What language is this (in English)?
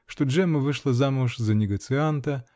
Russian